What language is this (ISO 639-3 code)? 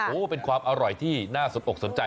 tha